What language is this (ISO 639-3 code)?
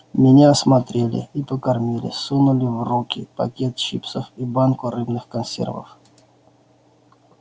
rus